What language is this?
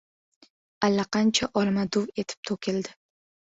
Uzbek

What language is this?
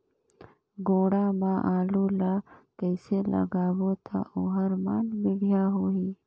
Chhattisgarhi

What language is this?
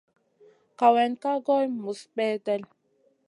Masana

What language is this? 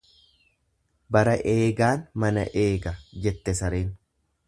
Oromo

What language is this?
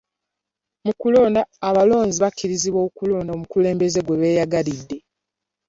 Ganda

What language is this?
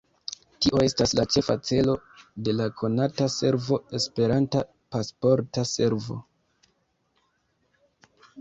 Esperanto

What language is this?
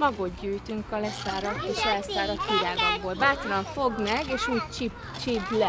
Hungarian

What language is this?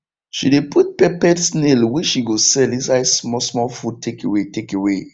Nigerian Pidgin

